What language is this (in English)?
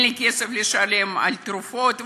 Hebrew